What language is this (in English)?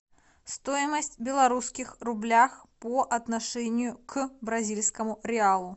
Russian